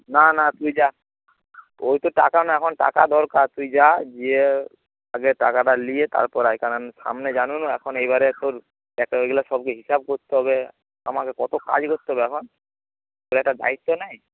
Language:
Bangla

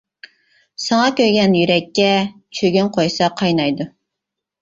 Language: Uyghur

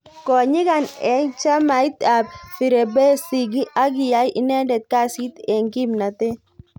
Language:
Kalenjin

